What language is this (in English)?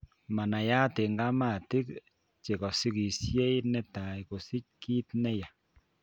Kalenjin